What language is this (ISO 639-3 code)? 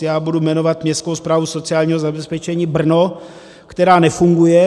ces